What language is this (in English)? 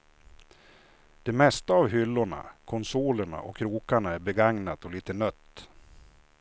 Swedish